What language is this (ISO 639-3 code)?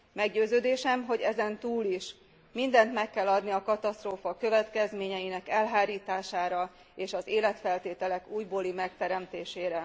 hun